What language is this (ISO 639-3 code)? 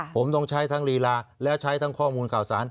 tha